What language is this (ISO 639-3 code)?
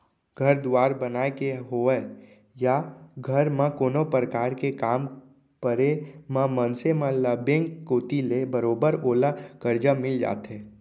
hne